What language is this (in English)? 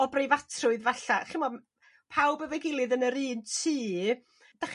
Welsh